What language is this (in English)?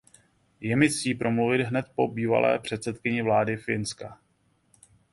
Czech